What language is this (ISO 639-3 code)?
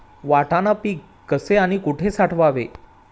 mar